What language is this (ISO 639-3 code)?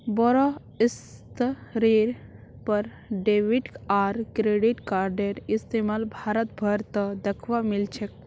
mag